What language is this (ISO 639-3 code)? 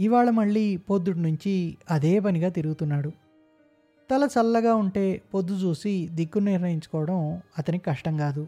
tel